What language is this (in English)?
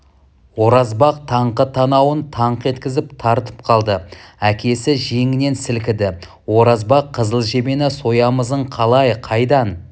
Kazakh